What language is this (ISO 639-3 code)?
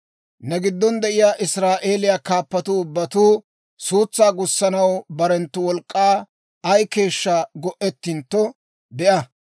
dwr